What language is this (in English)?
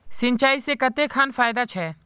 Magahi